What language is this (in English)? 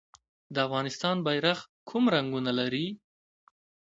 Pashto